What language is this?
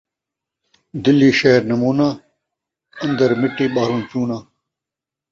Saraiki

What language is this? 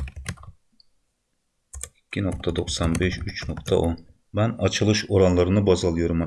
Turkish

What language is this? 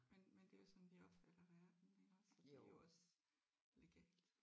Danish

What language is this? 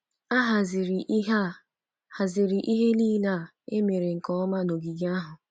Igbo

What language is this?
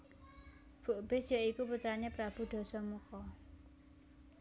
Javanese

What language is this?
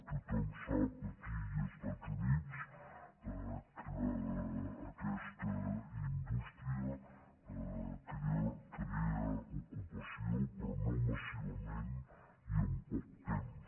Catalan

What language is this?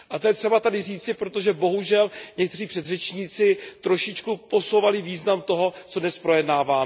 Czech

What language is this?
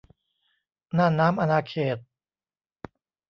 Thai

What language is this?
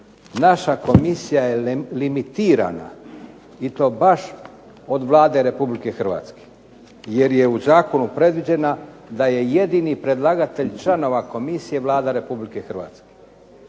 Croatian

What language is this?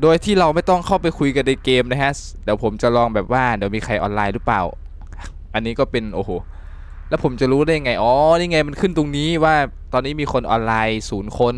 Thai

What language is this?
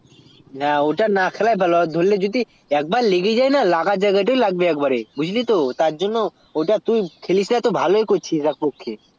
Bangla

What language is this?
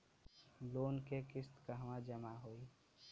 Bhojpuri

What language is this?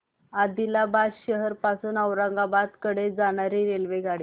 Marathi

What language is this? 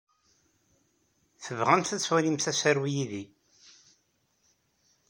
Kabyle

